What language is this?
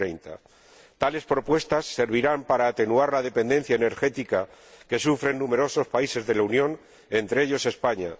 Spanish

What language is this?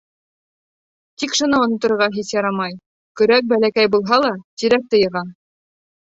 Bashkir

